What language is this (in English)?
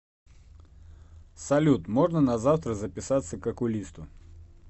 Russian